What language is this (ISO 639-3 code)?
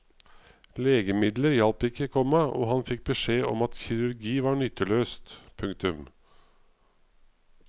nor